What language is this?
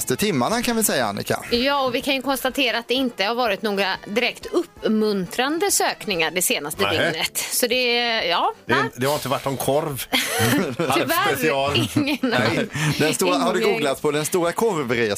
Swedish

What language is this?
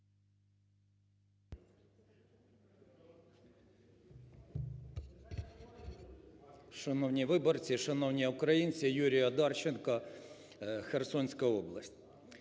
Ukrainian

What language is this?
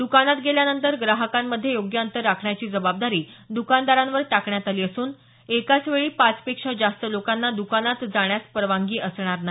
Marathi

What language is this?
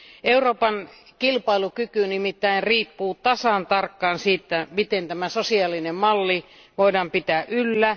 Finnish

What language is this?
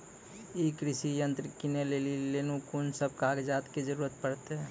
Maithili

